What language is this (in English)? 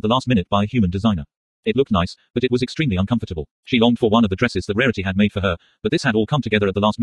English